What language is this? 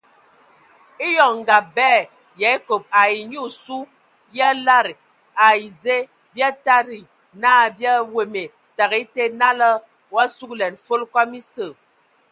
Ewondo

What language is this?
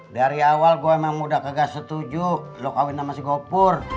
Indonesian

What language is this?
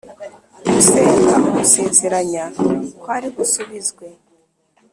Kinyarwanda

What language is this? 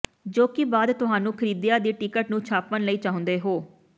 Punjabi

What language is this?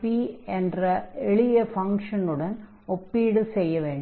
Tamil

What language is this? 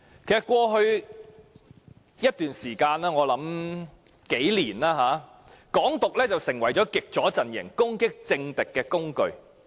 Cantonese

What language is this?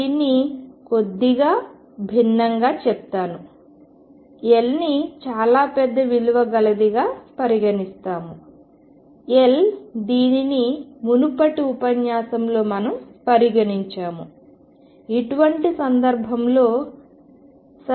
Telugu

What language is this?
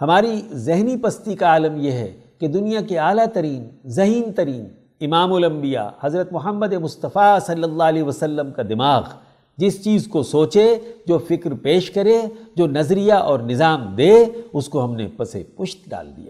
Urdu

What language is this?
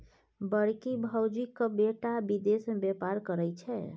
Maithili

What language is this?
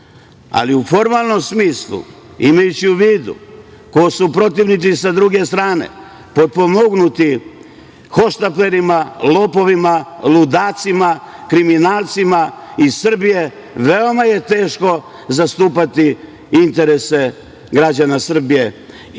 Serbian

